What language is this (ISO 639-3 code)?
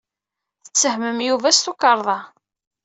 kab